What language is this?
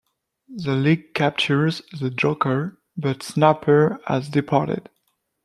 English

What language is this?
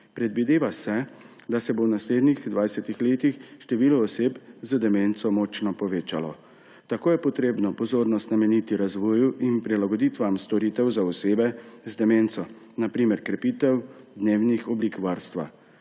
Slovenian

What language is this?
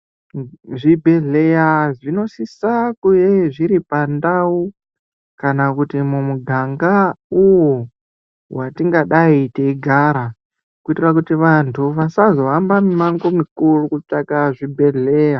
Ndau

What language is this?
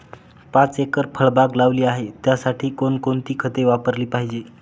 Marathi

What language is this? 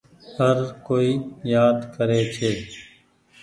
Goaria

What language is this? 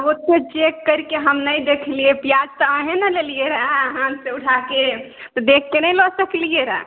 Maithili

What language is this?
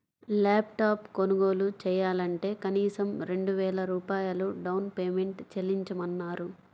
Telugu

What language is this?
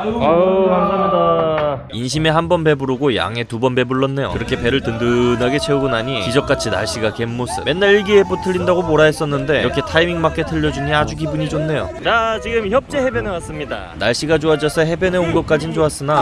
Korean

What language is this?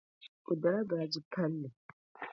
Dagbani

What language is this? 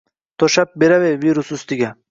Uzbek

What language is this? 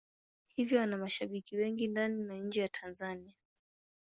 Swahili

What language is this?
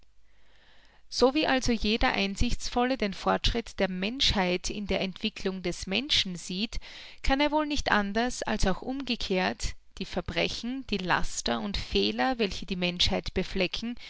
German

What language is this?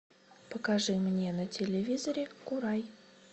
Russian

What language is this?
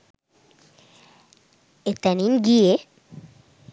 Sinhala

